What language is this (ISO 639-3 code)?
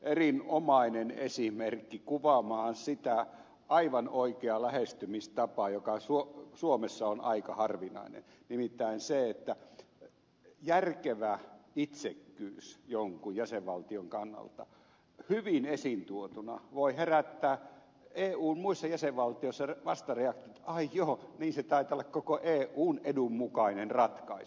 fin